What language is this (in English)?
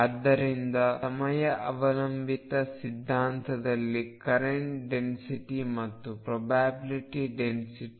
Kannada